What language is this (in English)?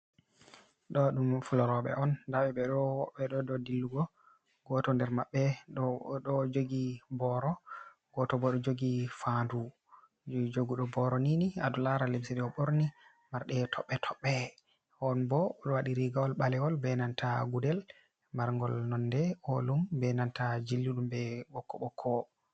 Fula